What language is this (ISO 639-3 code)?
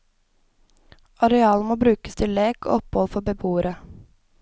nor